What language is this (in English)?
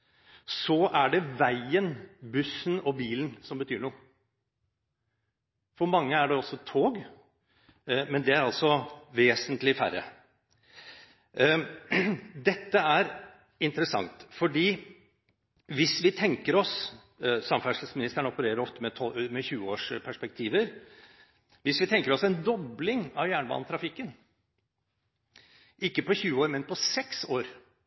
Norwegian Bokmål